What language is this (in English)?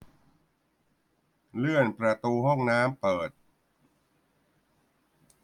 Thai